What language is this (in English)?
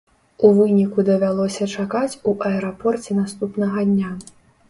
Belarusian